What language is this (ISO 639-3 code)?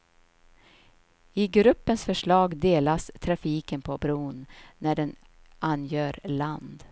swe